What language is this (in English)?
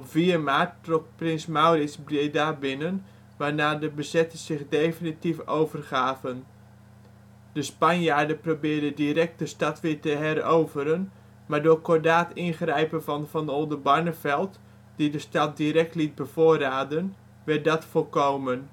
Dutch